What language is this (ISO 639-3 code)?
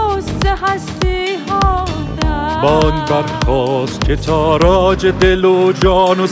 fas